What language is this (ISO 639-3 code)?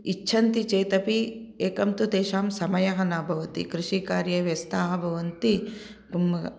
san